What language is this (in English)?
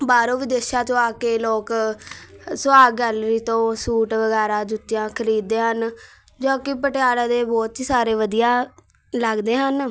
Punjabi